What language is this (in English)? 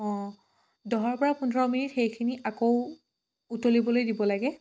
Assamese